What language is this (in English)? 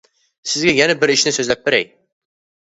Uyghur